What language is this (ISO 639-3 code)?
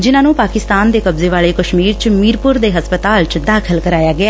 pan